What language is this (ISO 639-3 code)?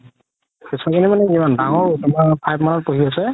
asm